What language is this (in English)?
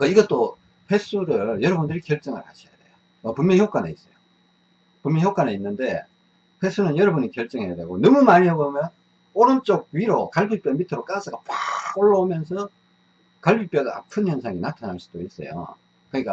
Korean